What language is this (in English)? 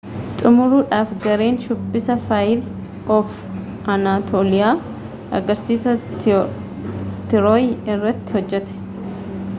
Oromo